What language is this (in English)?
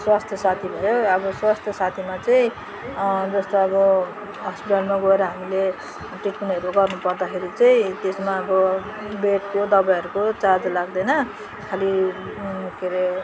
Nepali